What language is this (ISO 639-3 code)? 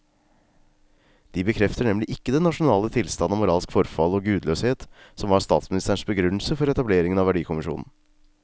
nor